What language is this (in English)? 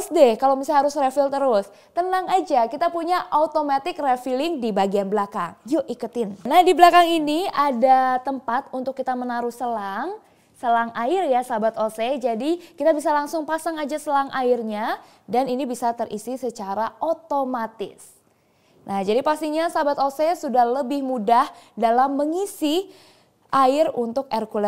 Indonesian